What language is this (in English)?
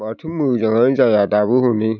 Bodo